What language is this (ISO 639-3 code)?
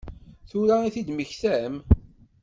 kab